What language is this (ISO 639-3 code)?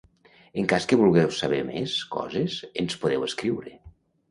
cat